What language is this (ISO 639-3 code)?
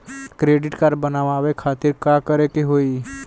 bho